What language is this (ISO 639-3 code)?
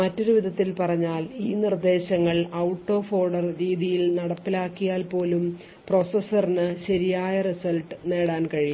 mal